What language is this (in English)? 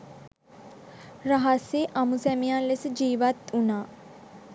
Sinhala